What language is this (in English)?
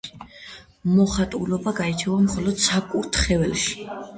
Georgian